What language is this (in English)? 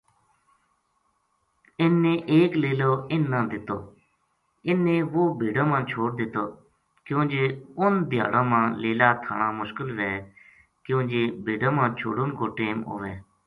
Gujari